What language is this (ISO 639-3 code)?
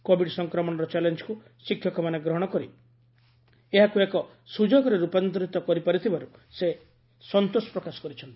ori